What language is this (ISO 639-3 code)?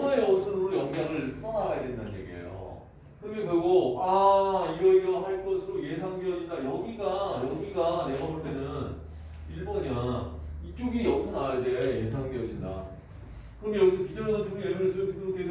kor